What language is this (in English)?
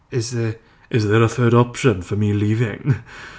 English